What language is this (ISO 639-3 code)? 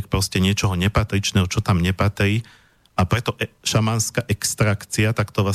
slk